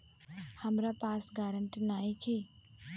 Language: Bhojpuri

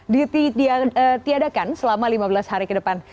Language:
Indonesian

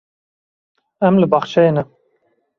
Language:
Kurdish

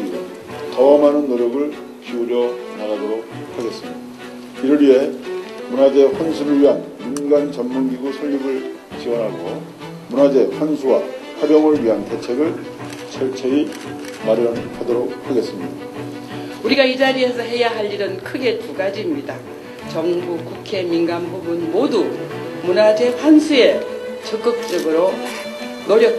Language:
Korean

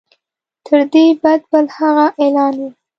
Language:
Pashto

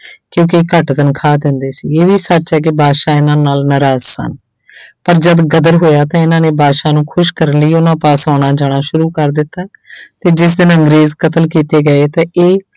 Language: Punjabi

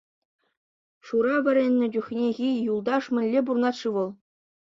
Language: Chuvash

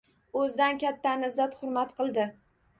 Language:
Uzbek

